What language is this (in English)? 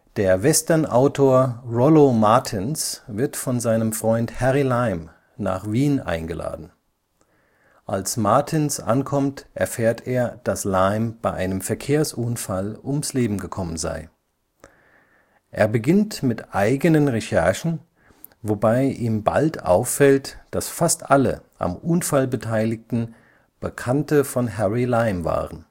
German